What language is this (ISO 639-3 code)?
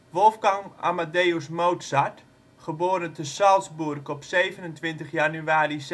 nld